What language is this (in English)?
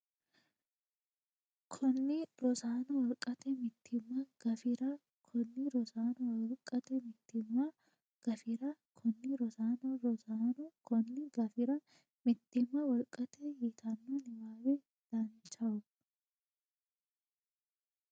Sidamo